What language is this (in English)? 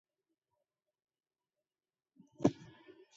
Central Kurdish